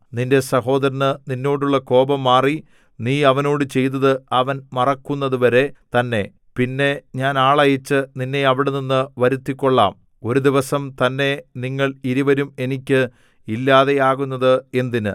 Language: Malayalam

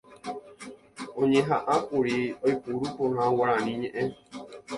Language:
Guarani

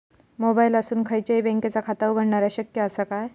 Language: Marathi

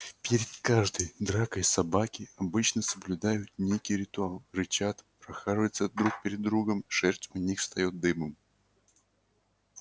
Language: Russian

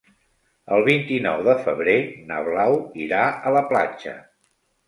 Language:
Catalan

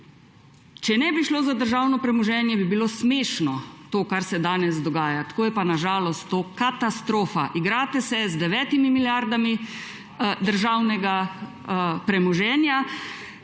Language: Slovenian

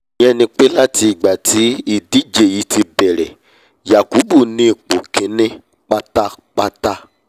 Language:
Yoruba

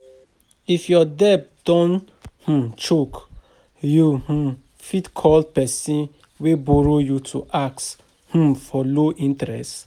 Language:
Nigerian Pidgin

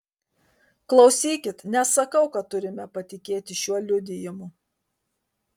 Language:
Lithuanian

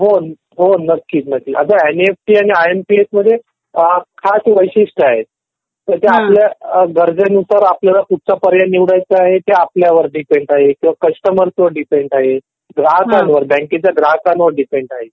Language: Marathi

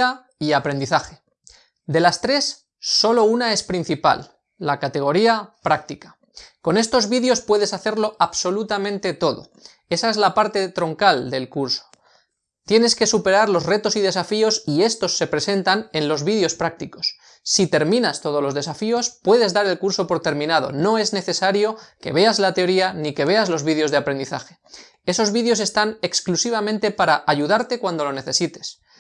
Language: Spanish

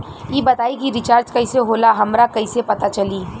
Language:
Bhojpuri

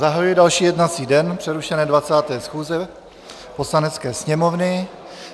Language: Czech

